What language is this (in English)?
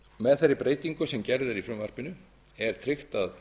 Icelandic